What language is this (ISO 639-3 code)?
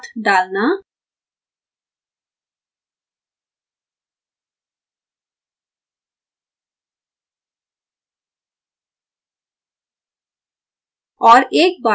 hin